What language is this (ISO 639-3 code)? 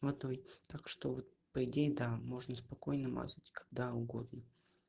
rus